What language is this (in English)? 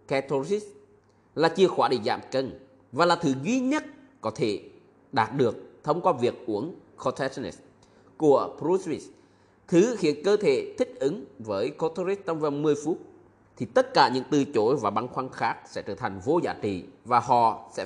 Vietnamese